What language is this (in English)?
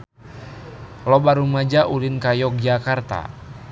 Sundanese